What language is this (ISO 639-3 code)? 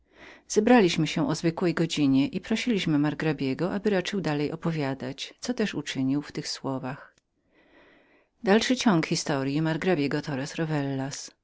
pol